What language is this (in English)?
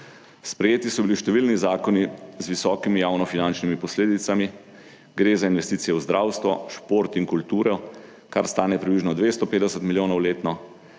Slovenian